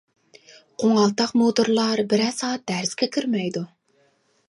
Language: Uyghur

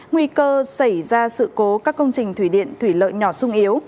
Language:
Vietnamese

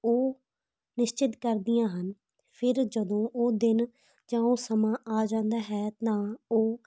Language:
Punjabi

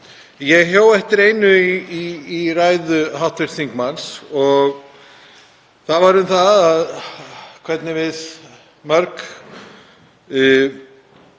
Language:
Icelandic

